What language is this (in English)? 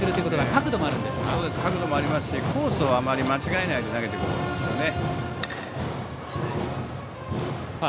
Japanese